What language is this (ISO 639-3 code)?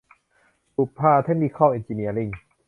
tha